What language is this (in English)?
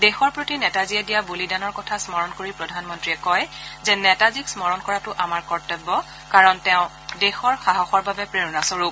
Assamese